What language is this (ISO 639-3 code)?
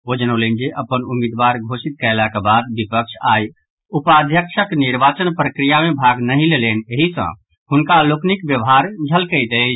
mai